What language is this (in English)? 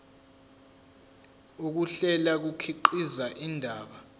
Zulu